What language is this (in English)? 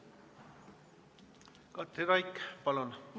Estonian